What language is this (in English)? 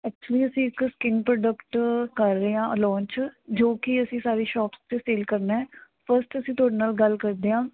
Punjabi